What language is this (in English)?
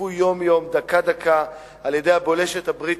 Hebrew